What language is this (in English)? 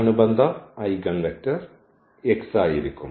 Malayalam